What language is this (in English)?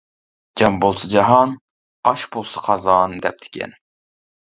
Uyghur